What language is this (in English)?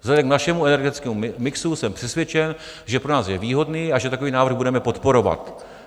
Czech